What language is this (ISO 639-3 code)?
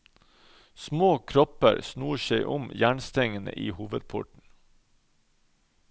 nor